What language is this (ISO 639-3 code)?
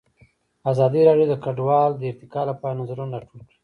pus